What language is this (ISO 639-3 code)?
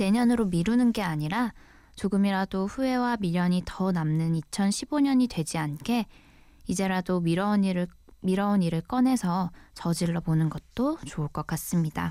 kor